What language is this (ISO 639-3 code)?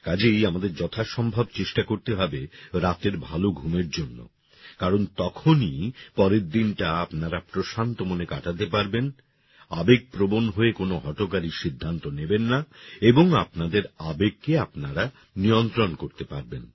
ben